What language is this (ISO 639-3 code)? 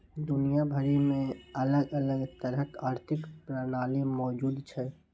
mai